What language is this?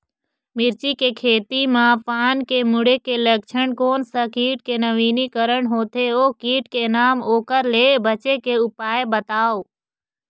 Chhattisgarhi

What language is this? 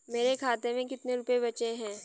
Hindi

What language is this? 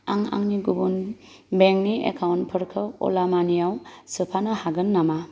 Bodo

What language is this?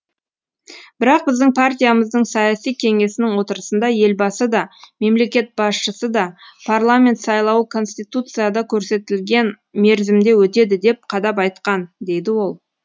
Kazakh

